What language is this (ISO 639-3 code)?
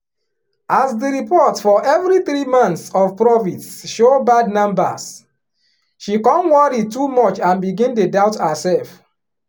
pcm